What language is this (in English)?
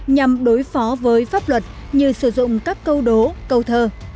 Vietnamese